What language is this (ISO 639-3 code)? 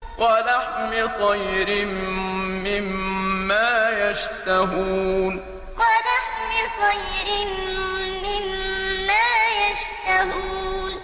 ara